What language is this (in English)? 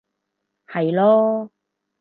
Cantonese